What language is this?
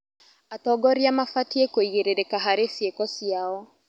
Kikuyu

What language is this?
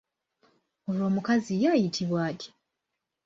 Ganda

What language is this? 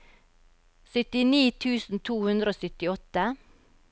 Norwegian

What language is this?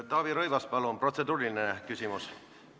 Estonian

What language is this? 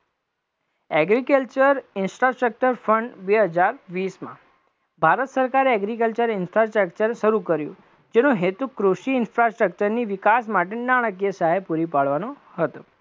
Gujarati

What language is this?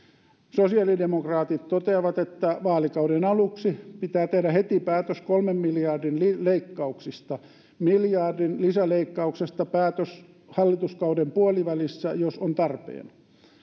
Finnish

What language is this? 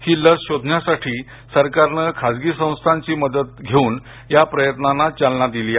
Marathi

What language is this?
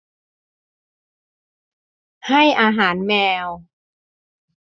Thai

